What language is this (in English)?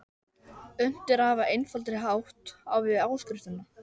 Icelandic